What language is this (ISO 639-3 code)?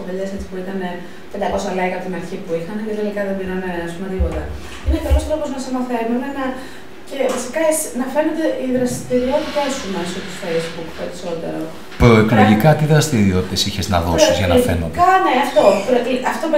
ell